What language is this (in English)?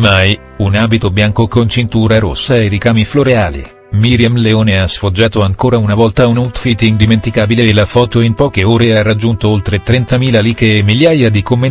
Italian